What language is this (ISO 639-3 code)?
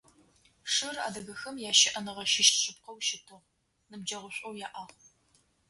ady